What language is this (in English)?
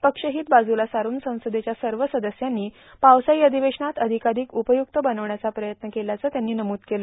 Marathi